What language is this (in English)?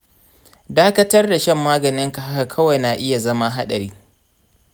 Hausa